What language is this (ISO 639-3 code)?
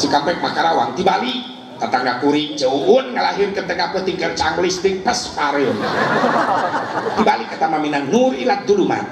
ind